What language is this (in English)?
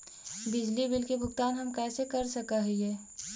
Magahi